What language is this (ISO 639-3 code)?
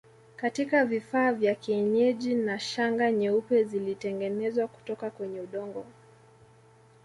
swa